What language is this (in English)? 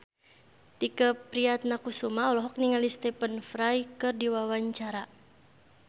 Sundanese